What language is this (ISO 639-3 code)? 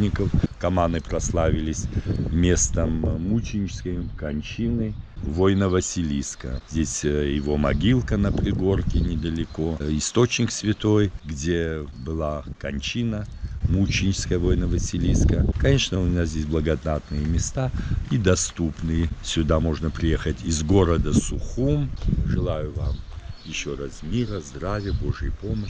rus